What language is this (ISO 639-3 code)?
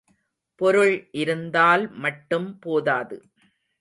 tam